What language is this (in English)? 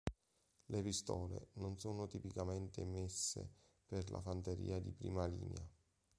Italian